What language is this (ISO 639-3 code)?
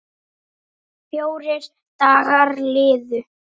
isl